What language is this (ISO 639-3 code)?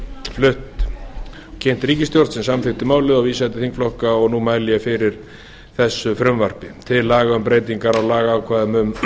isl